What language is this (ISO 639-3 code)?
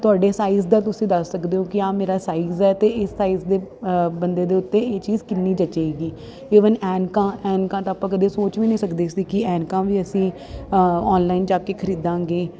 pan